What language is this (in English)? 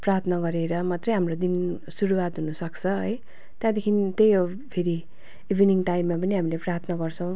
Nepali